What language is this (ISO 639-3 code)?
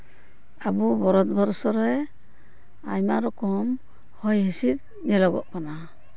sat